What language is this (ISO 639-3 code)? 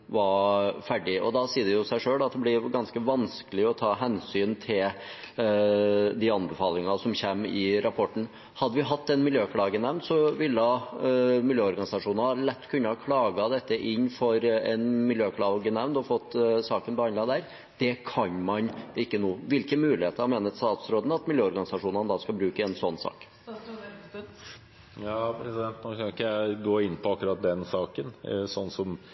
nob